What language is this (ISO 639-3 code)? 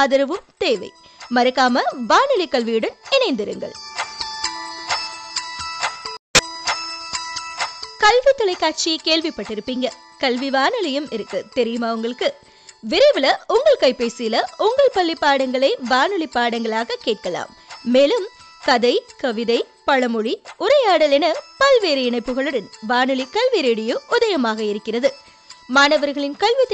tam